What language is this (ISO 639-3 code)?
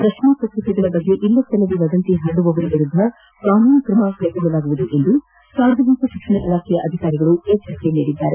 kan